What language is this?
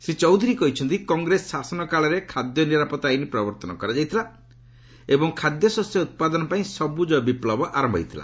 Odia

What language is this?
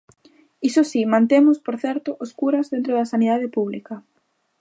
Galician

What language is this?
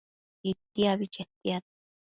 Matsés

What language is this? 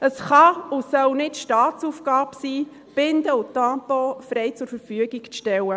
Swiss German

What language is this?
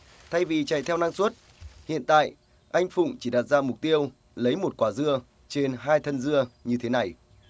Vietnamese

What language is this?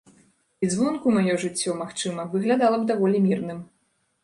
Belarusian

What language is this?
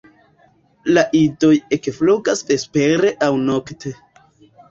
Esperanto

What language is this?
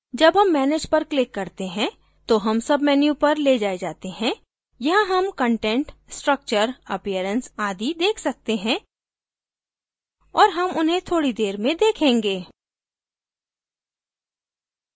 Hindi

